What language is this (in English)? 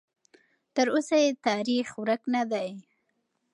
Pashto